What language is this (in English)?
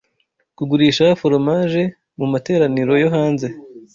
Kinyarwanda